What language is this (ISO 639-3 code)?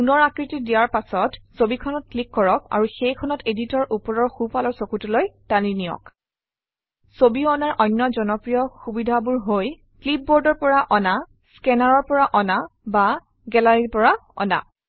asm